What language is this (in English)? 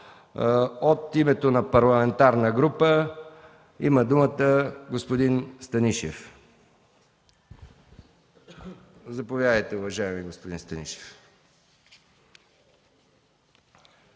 Bulgarian